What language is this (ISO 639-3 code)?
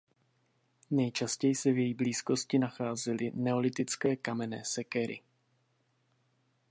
ces